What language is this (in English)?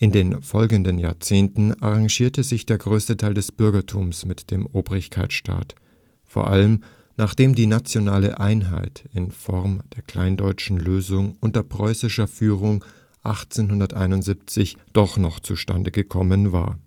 German